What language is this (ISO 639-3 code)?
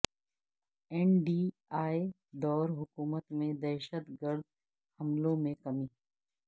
urd